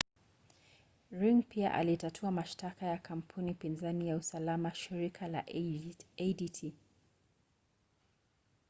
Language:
Swahili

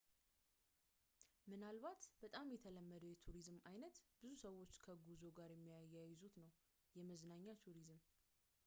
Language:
Amharic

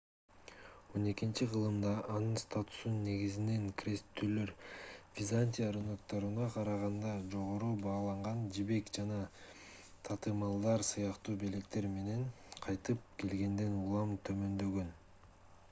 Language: Kyrgyz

